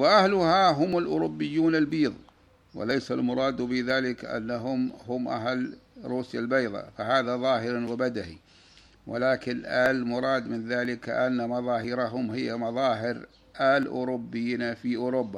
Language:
Arabic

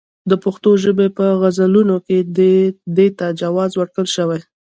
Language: Pashto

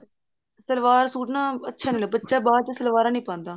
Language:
Punjabi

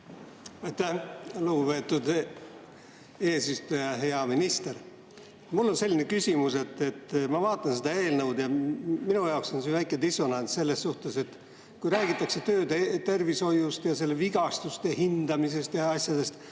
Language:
Estonian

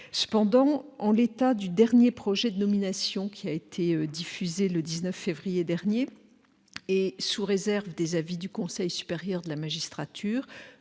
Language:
French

